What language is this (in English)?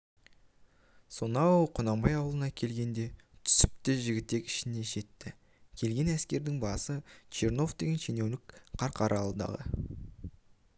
Kazakh